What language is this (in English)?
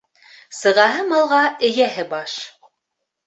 Bashkir